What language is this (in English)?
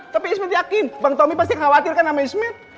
Indonesian